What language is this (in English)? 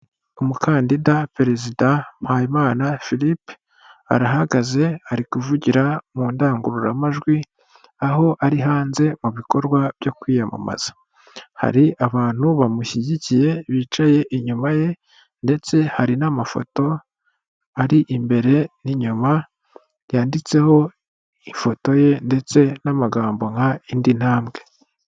Kinyarwanda